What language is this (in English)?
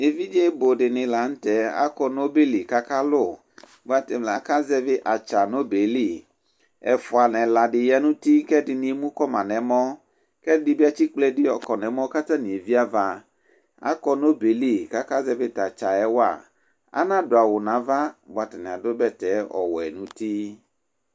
Ikposo